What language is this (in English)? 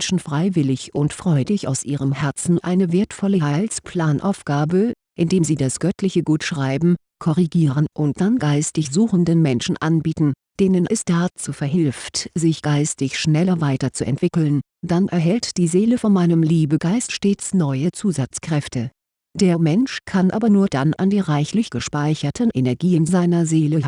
German